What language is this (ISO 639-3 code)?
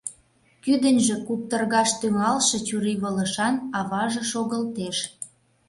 chm